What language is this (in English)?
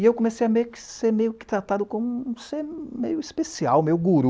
Portuguese